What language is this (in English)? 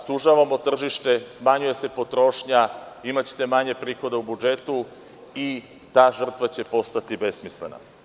Serbian